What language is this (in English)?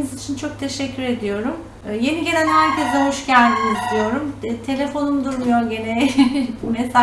Turkish